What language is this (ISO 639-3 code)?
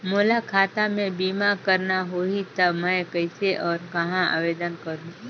hne